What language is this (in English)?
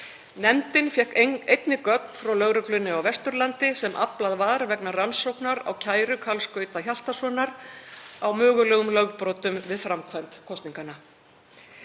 Icelandic